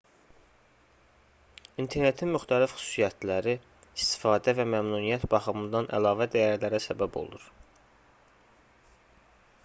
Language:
Azerbaijani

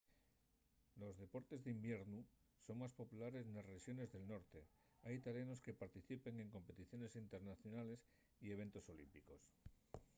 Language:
Asturian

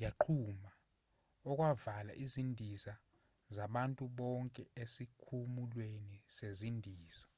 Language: Zulu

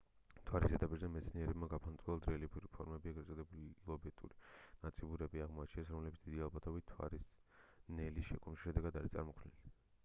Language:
Georgian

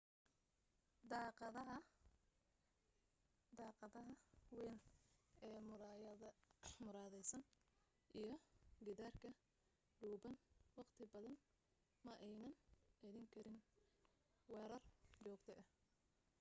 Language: Somali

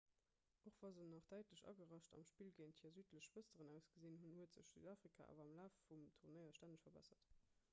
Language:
Luxembourgish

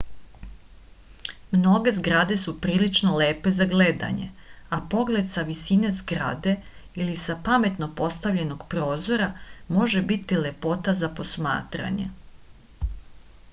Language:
Serbian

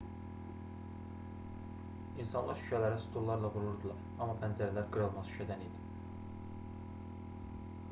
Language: Azerbaijani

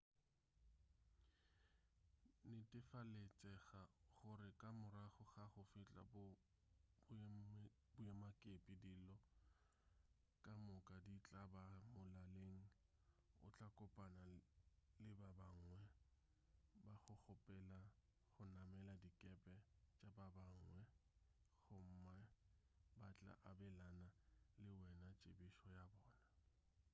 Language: Northern Sotho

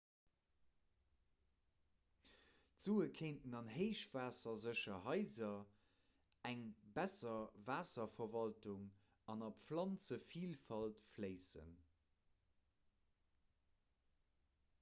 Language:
Luxembourgish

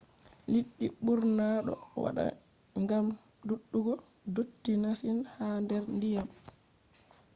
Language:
Fula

